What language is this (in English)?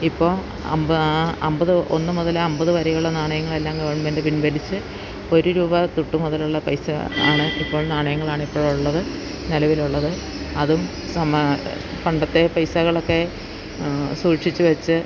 Malayalam